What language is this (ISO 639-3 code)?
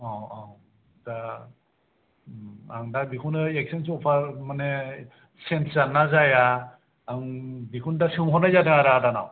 brx